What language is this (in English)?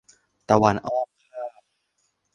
Thai